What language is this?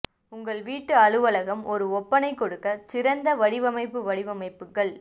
Tamil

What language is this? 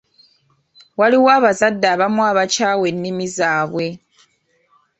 Ganda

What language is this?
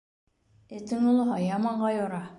Bashkir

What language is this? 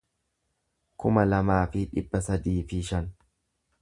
Oromo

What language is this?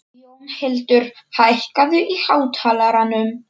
Icelandic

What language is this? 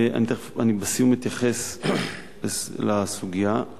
Hebrew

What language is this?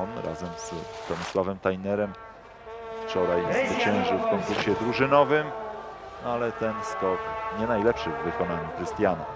Polish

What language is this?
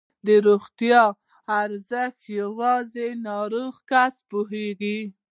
Pashto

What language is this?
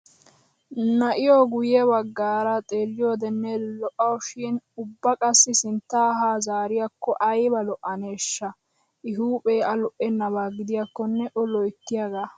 Wolaytta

